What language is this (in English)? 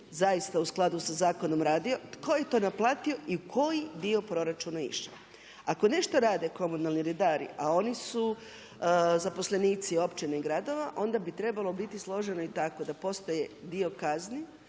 Croatian